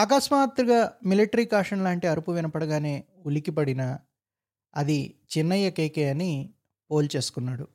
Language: Telugu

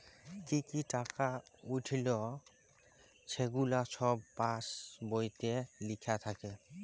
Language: Bangla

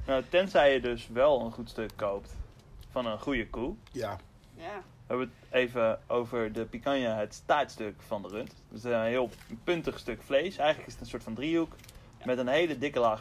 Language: Dutch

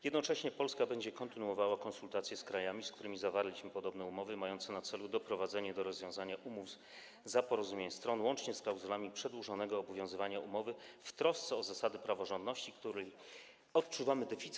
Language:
Polish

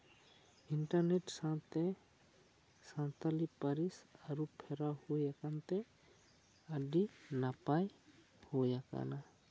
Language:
Santali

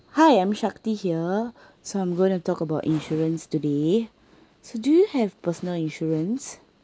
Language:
English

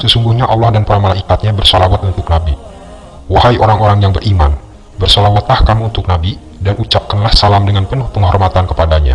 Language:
Indonesian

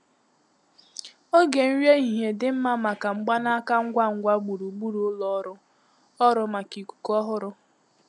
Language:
Igbo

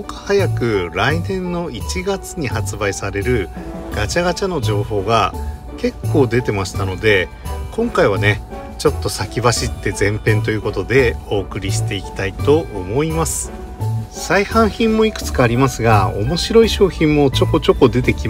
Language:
Japanese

